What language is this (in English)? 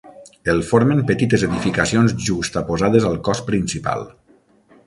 Catalan